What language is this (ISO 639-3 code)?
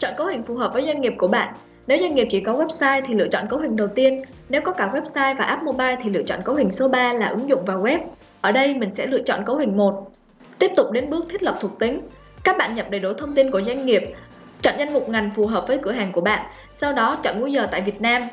vie